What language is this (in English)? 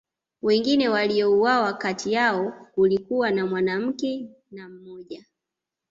Swahili